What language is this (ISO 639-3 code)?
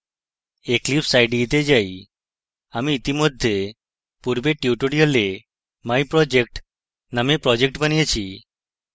ben